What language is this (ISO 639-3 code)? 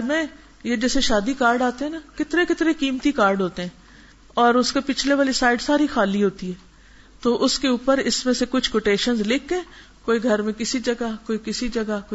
urd